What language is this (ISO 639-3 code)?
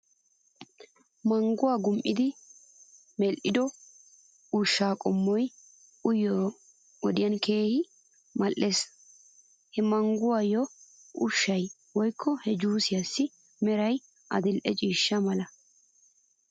wal